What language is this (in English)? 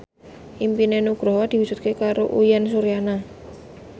Javanese